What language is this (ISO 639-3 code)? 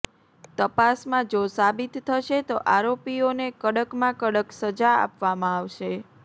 guj